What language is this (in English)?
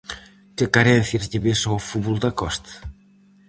Galician